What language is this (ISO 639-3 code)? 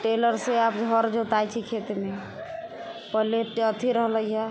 mai